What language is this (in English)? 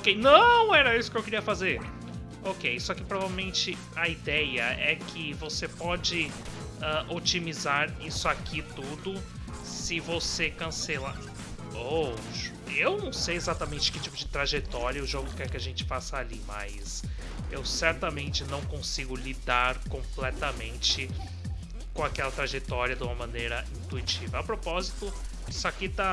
Portuguese